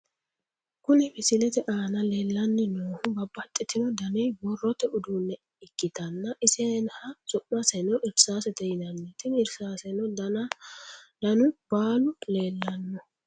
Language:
Sidamo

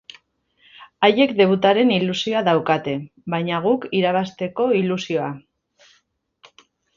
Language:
Basque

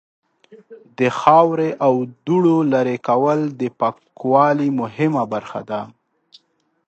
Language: Pashto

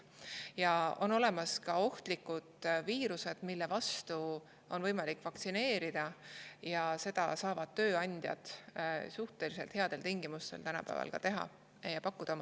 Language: Estonian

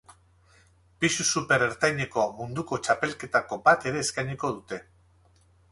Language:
Basque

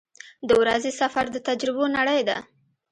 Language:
Pashto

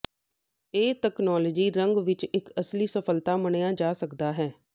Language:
Punjabi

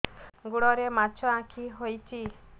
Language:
Odia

